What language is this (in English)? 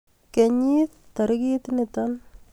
Kalenjin